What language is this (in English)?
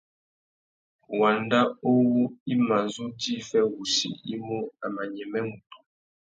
Tuki